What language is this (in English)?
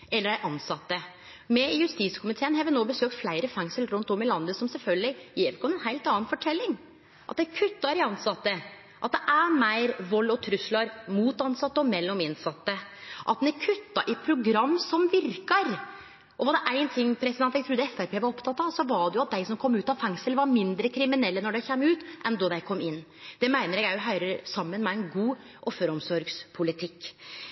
Norwegian Nynorsk